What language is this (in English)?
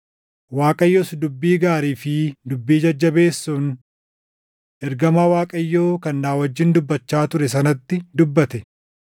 Oromo